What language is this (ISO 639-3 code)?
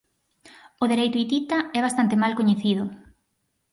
glg